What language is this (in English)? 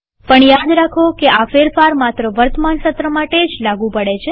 Gujarati